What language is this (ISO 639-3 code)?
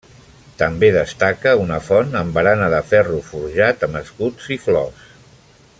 cat